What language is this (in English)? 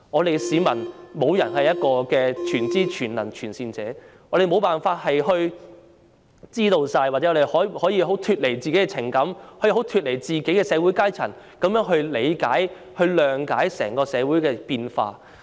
Cantonese